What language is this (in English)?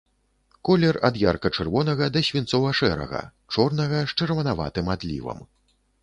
Belarusian